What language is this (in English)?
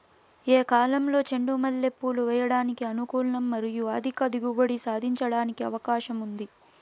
Telugu